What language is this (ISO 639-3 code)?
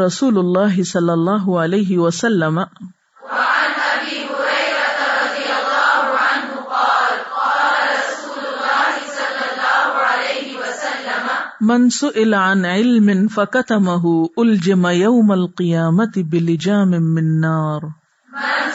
urd